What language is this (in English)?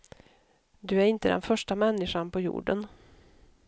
Swedish